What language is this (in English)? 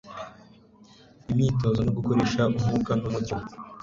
Kinyarwanda